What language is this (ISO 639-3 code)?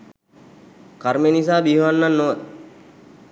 sin